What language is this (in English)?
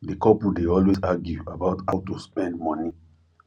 Nigerian Pidgin